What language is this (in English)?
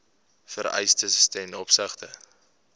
Afrikaans